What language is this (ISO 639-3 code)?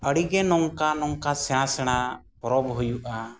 sat